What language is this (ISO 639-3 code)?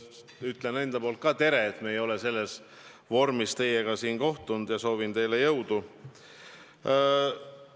est